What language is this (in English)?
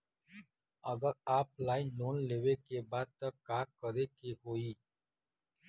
Bhojpuri